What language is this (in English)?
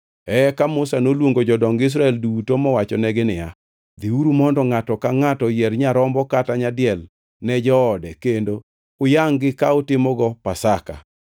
Luo (Kenya and Tanzania)